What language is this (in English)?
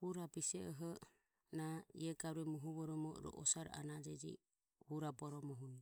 Ömie